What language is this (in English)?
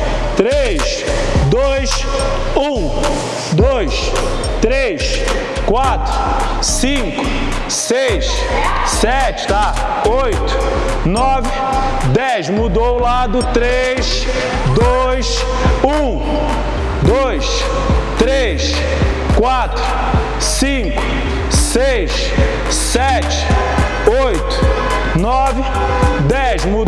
Portuguese